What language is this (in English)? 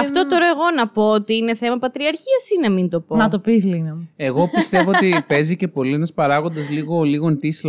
Greek